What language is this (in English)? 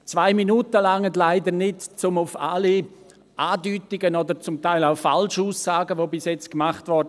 Swiss German